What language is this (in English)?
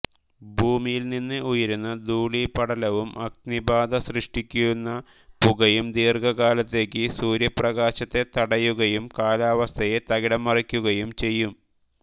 Malayalam